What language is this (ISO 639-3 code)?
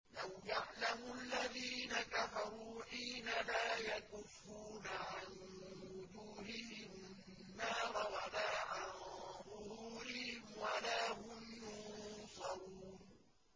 ara